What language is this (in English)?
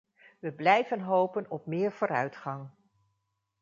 Dutch